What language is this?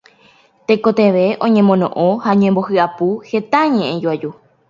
Guarani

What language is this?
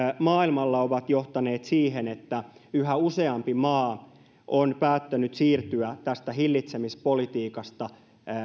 Finnish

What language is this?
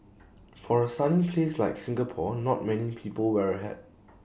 English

